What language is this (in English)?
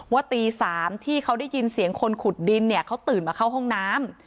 Thai